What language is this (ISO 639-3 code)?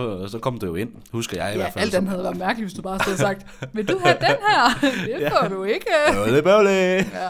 dan